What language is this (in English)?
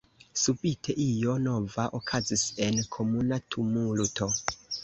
Esperanto